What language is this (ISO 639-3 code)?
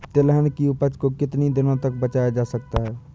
hin